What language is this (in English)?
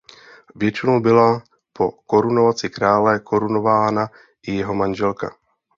Czech